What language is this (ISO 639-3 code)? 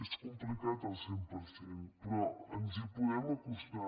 cat